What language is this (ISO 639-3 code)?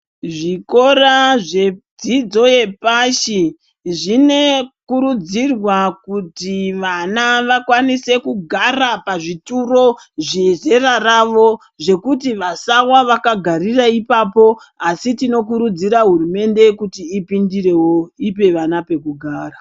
ndc